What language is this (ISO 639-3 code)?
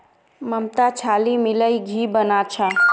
mag